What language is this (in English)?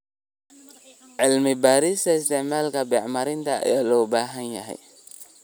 Somali